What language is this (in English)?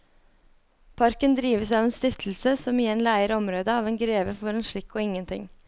Norwegian